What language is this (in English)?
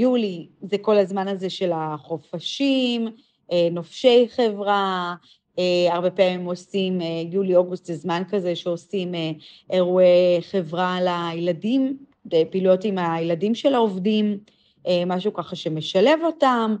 Hebrew